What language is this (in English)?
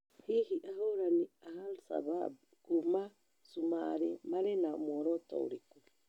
Kikuyu